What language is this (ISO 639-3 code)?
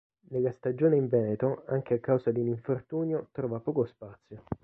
ita